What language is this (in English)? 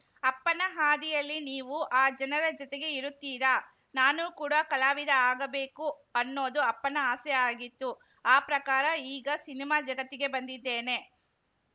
Kannada